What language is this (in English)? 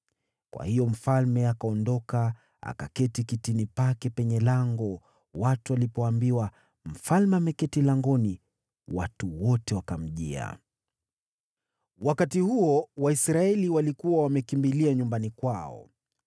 Swahili